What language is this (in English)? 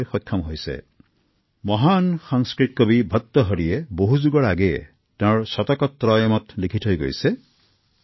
Assamese